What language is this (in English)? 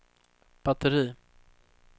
Swedish